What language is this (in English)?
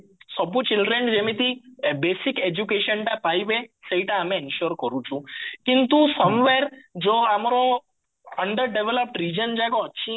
Odia